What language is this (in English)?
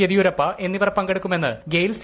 Malayalam